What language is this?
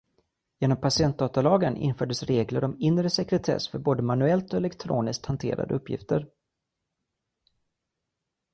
Swedish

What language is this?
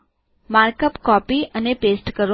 Gujarati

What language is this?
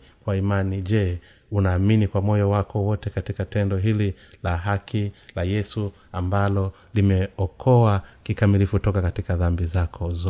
Swahili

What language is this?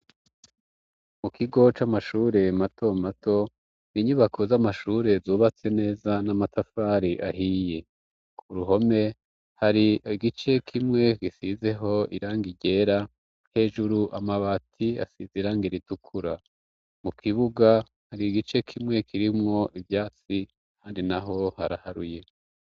Rundi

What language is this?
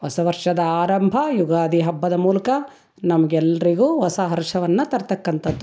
Kannada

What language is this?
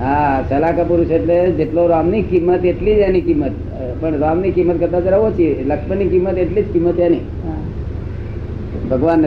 Gujarati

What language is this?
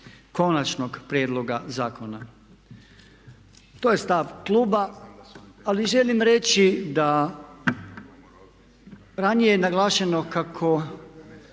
Croatian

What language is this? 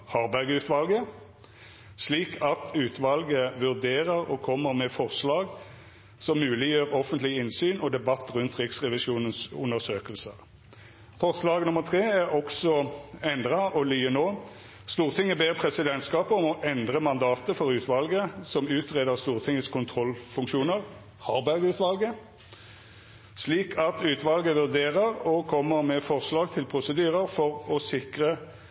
Norwegian Nynorsk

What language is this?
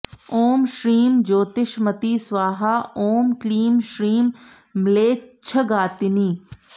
Sanskrit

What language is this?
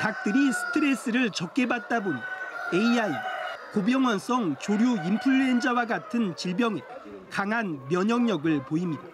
Korean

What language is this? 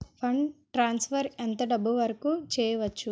Telugu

